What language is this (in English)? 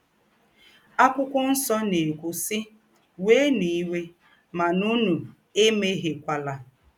Igbo